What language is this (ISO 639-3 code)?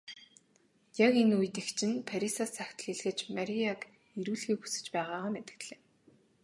mon